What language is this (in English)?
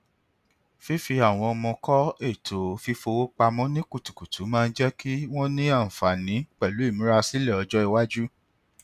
Yoruba